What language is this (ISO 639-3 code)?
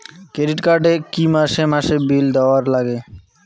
ben